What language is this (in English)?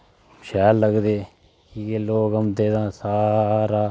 Dogri